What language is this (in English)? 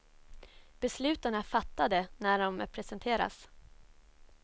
Swedish